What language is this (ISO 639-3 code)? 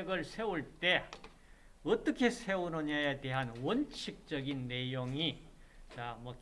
kor